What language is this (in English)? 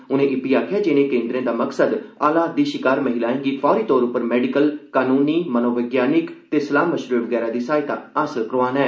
Dogri